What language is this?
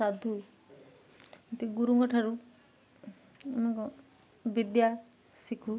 Odia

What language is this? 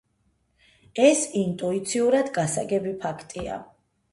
Georgian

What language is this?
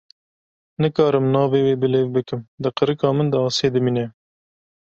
Kurdish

